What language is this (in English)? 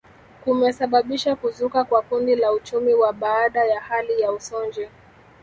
Swahili